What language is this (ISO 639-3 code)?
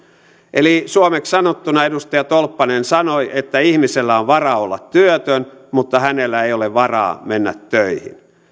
fin